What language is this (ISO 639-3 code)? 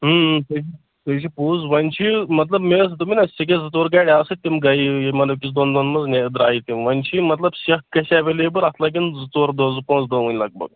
kas